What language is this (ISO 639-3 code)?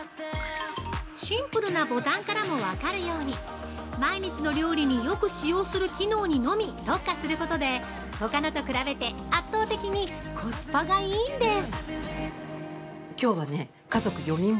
jpn